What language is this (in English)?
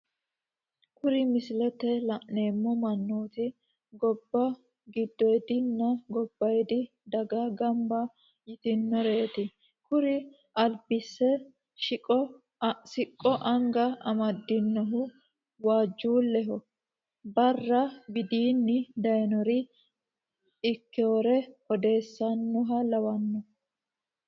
Sidamo